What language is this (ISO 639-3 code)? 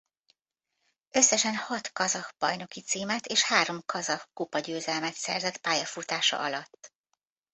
hun